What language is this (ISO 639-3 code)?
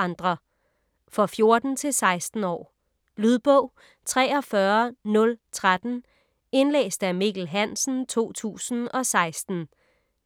dan